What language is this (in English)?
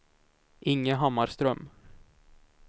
Swedish